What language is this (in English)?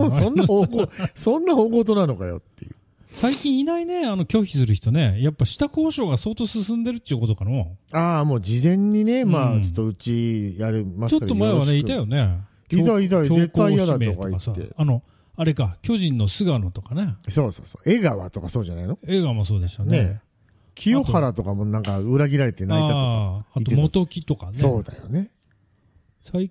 Japanese